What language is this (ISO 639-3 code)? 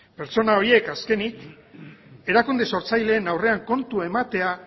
eus